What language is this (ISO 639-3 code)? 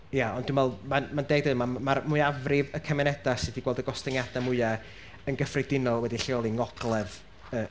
cym